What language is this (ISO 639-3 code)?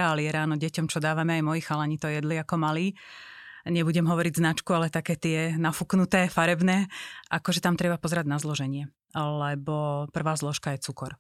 slk